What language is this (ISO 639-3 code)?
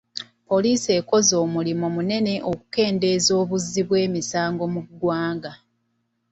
lug